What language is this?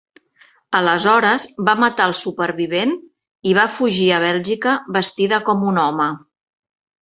Catalan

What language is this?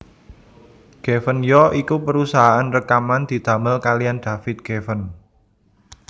Javanese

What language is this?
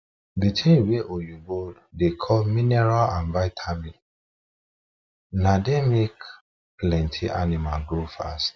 Nigerian Pidgin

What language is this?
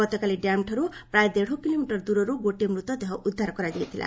Odia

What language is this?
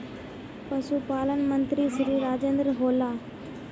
Magahi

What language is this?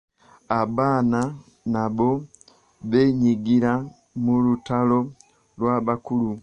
Ganda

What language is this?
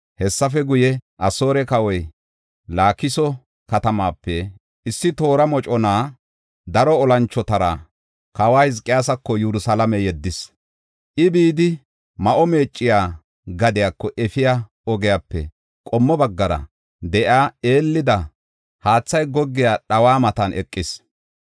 Gofa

